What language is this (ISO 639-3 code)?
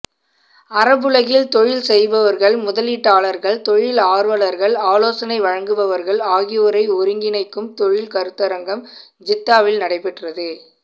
tam